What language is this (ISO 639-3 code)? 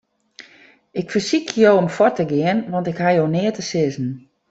fry